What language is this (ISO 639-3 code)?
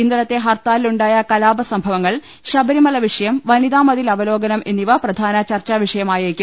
mal